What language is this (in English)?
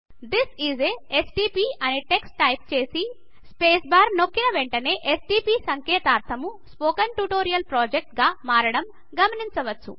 Telugu